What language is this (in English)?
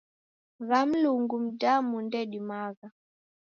Taita